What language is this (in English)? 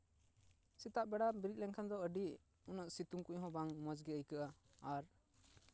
Santali